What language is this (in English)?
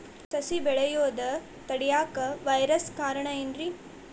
Kannada